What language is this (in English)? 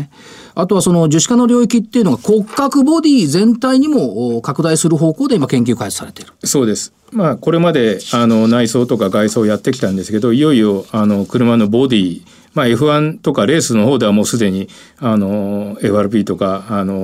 Japanese